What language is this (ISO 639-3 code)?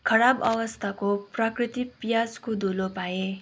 nep